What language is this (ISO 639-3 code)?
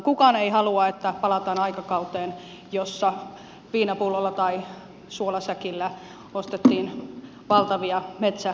fin